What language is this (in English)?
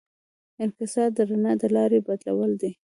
Pashto